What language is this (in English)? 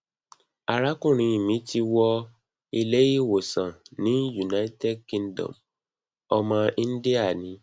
Yoruba